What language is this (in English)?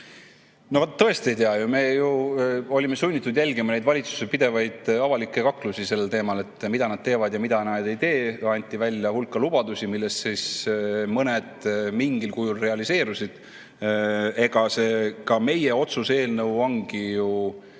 Estonian